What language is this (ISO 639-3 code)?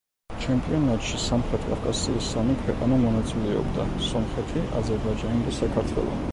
kat